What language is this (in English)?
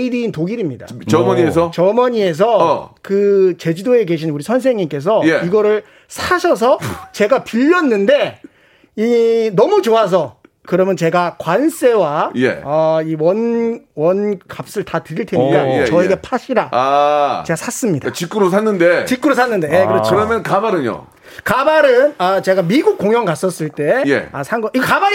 Korean